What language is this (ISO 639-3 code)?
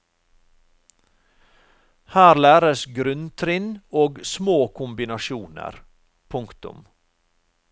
nor